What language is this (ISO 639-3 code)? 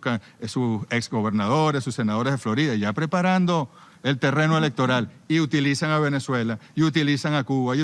spa